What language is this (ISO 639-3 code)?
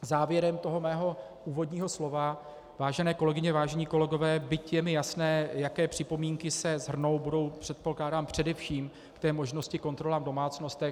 ces